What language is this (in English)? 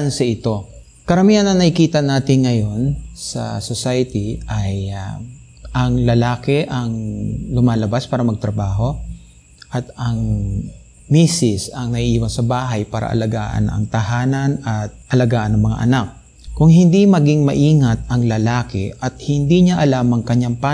Filipino